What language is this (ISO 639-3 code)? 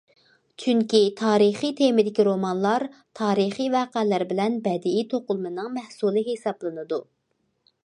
uig